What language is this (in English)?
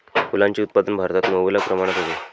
Marathi